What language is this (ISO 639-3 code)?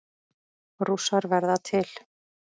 isl